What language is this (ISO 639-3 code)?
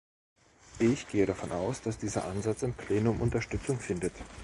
deu